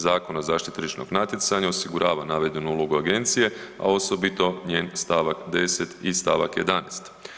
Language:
Croatian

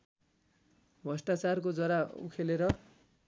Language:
Nepali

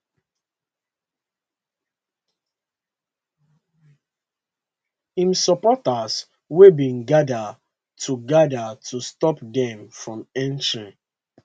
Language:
Nigerian Pidgin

